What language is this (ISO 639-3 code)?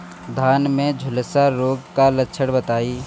bho